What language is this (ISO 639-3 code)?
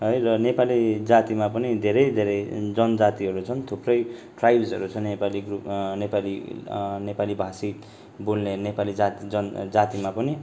nep